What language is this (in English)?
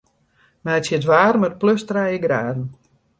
Western Frisian